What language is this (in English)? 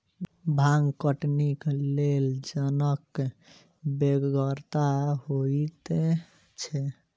Maithili